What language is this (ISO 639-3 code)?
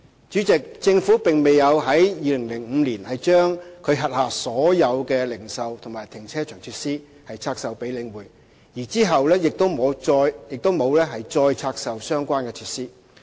yue